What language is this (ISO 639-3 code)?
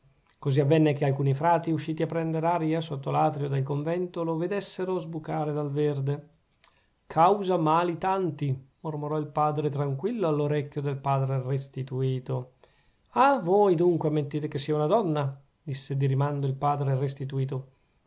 ita